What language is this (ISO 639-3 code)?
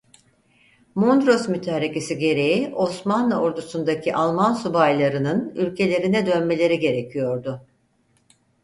tur